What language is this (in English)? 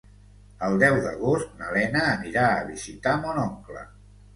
Catalan